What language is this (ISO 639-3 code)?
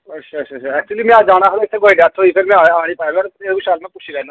doi